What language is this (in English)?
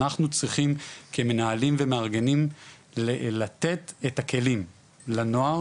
Hebrew